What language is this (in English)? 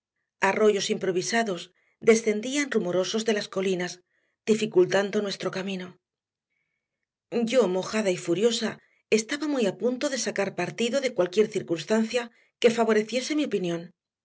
Spanish